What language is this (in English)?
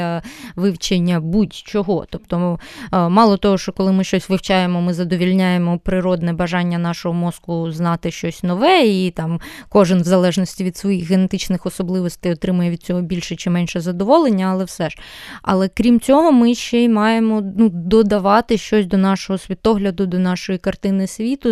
Ukrainian